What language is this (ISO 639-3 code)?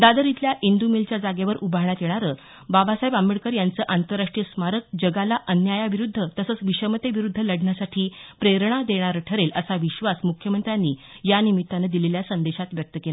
mar